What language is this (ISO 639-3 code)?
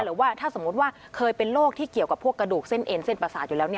tha